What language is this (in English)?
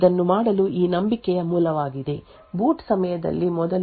Kannada